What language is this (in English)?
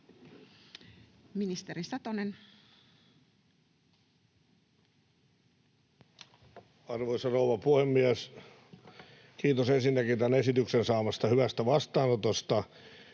Finnish